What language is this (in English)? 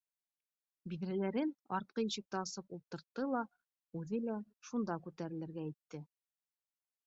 Bashkir